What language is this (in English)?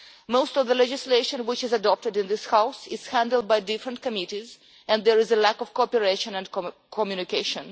English